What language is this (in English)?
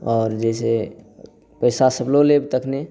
Maithili